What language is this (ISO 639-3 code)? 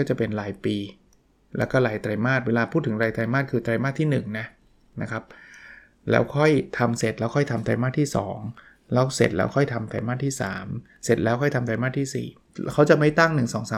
tha